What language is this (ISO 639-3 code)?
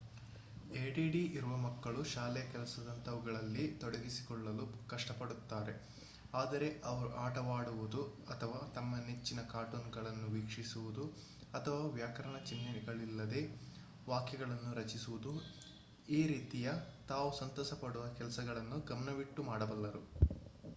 kan